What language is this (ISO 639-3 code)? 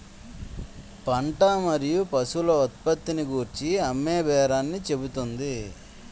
tel